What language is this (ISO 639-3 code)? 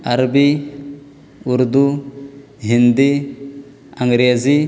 urd